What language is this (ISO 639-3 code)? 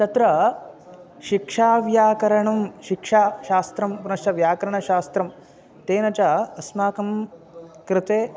san